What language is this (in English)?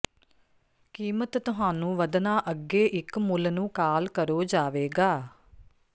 Punjabi